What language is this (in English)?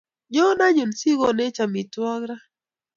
Kalenjin